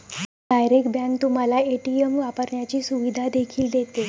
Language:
Marathi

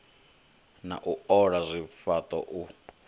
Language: Venda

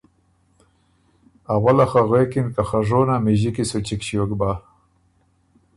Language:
Ormuri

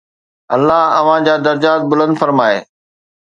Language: Sindhi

